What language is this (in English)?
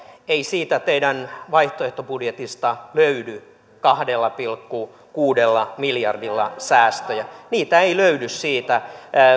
Finnish